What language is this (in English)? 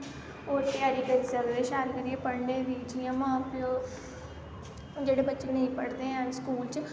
Dogri